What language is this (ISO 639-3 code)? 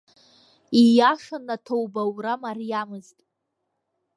abk